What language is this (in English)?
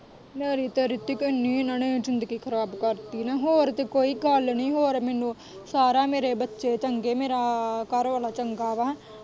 Punjabi